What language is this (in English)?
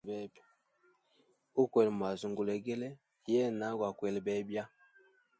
Hemba